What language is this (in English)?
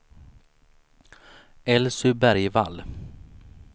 Swedish